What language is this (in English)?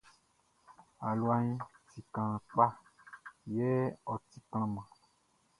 Baoulé